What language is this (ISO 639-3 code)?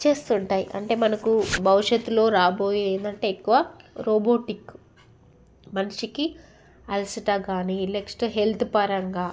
tel